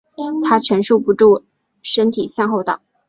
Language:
Chinese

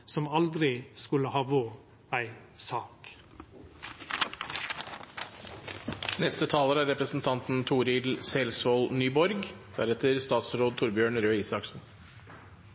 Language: Norwegian Nynorsk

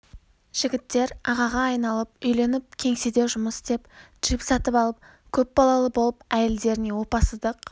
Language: Kazakh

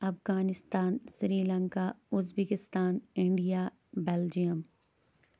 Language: Kashmiri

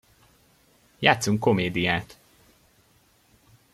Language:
Hungarian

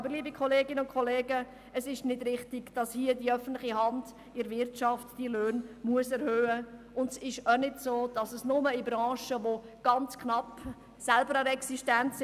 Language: Swiss German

